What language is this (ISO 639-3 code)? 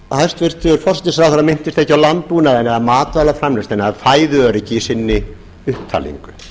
isl